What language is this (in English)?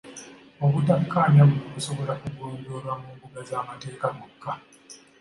Ganda